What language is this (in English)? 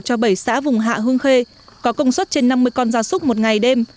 Vietnamese